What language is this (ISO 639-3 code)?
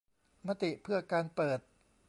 tha